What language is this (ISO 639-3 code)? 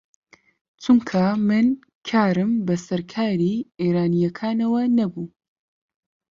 ckb